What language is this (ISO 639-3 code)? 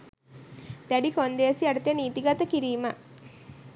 sin